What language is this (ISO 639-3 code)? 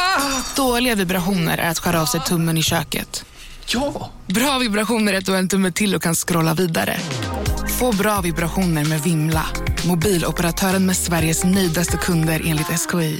swe